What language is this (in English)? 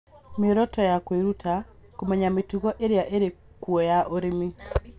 Kikuyu